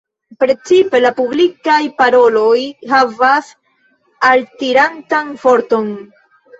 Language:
Esperanto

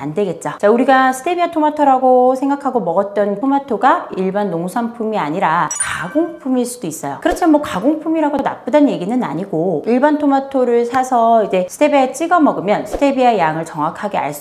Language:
Korean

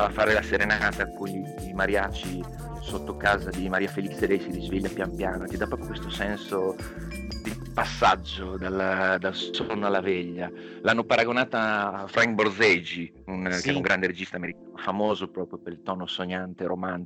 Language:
Italian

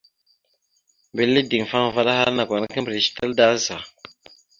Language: Mada (Cameroon)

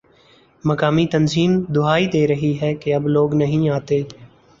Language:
Urdu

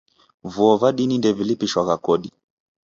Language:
Taita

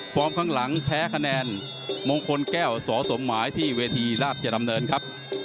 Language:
Thai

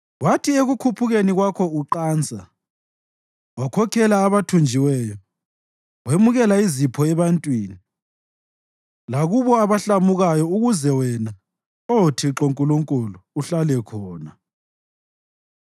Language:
North Ndebele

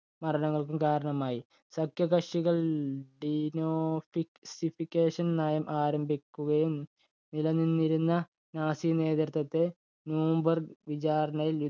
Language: Malayalam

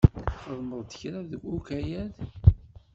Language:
Kabyle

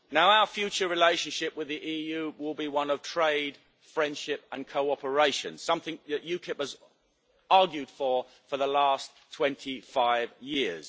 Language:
English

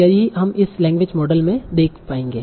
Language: Hindi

